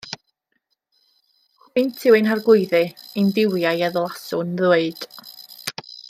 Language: Welsh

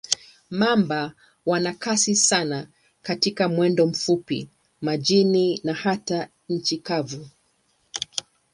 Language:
Swahili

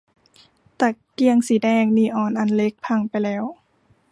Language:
Thai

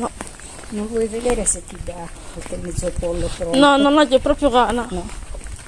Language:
Italian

